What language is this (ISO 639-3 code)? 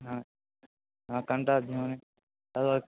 mai